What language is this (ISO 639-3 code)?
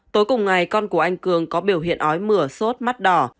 vie